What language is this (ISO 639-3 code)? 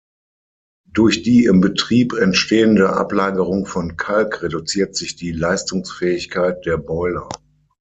deu